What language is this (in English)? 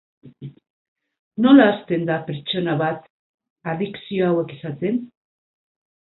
Basque